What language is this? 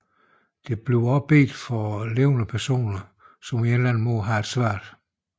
Danish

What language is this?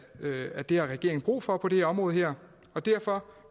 Danish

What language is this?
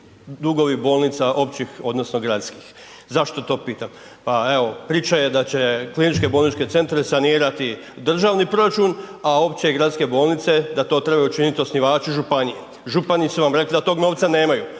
Croatian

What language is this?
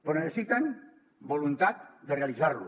Catalan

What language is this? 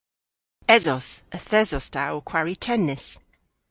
Cornish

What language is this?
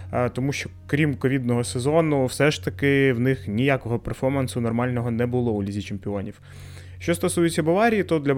Ukrainian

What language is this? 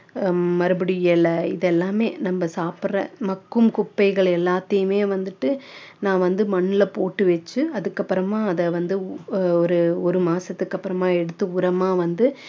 Tamil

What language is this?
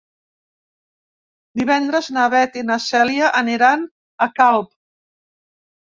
Catalan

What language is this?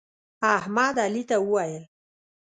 Pashto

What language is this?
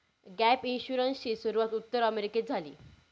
Marathi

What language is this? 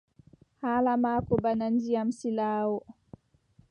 Adamawa Fulfulde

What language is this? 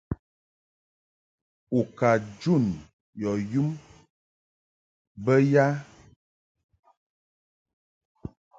Mungaka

